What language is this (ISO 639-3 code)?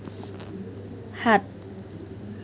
asm